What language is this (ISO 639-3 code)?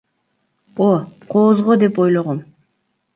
kir